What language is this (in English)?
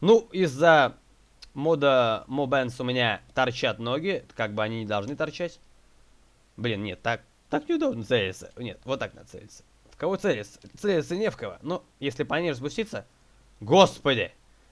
Russian